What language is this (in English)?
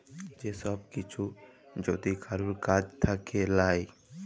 Bangla